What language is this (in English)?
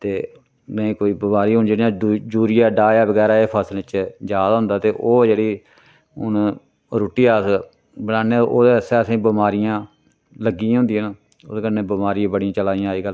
Dogri